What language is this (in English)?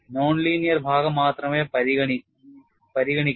Malayalam